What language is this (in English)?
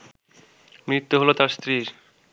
Bangla